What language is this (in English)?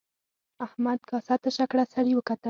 Pashto